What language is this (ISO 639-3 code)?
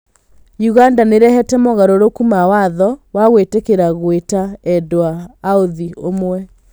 kik